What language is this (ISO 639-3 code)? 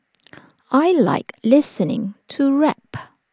eng